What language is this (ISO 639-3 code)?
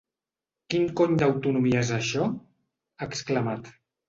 cat